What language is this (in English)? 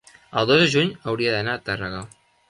Catalan